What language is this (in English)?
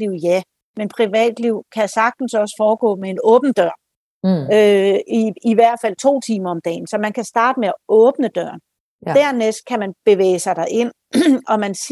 Danish